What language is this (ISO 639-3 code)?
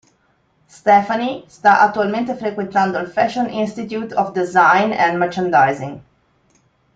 ita